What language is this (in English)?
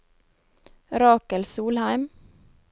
Norwegian